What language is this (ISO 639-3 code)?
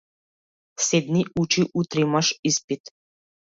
mkd